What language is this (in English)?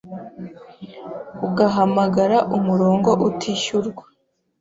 Kinyarwanda